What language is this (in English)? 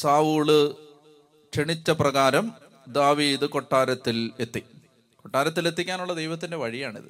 Malayalam